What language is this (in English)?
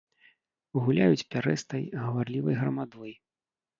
Belarusian